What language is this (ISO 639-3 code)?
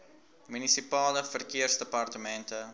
afr